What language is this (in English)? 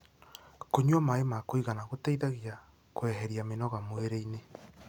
Kikuyu